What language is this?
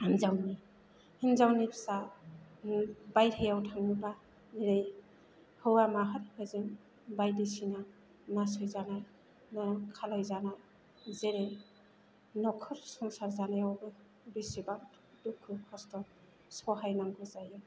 Bodo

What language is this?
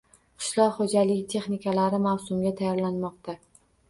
Uzbek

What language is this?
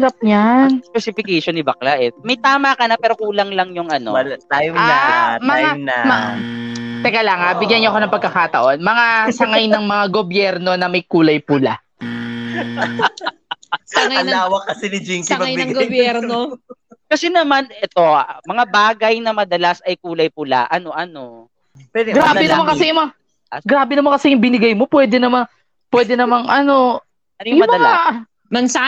Filipino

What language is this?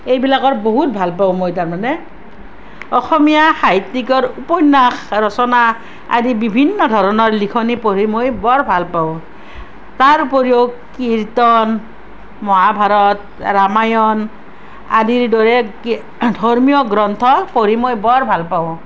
Assamese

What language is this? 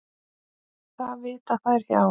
Icelandic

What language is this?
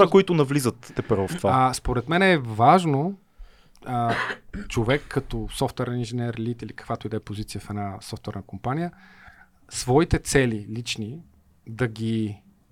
Bulgarian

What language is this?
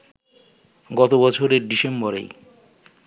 Bangla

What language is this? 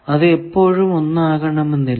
Malayalam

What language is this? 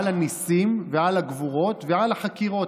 Hebrew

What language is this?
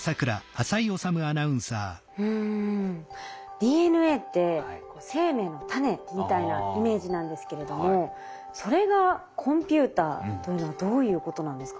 Japanese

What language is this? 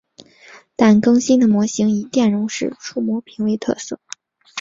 Chinese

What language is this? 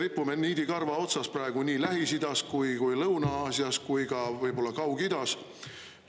Estonian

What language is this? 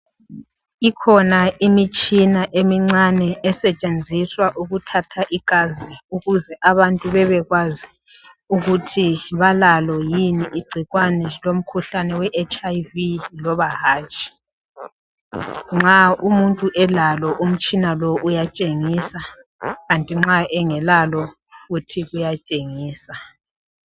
North Ndebele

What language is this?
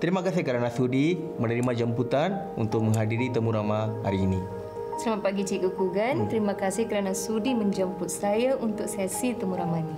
Malay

